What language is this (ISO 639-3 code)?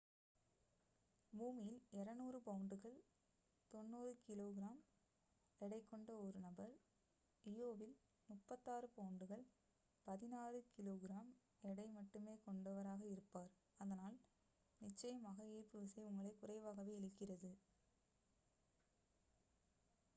tam